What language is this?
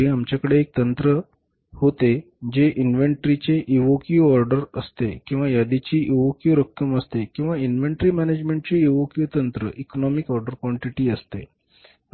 Marathi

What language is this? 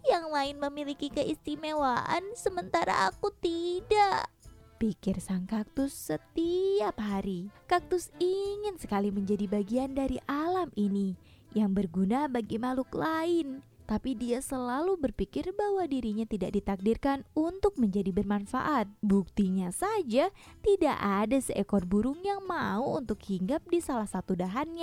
Indonesian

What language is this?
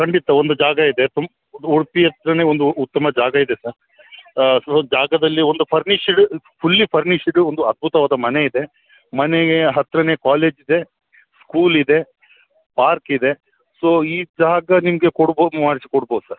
Kannada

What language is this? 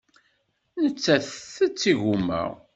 Kabyle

